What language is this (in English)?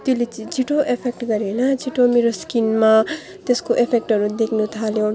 Nepali